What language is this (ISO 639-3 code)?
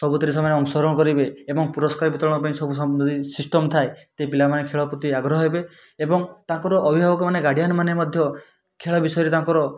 ori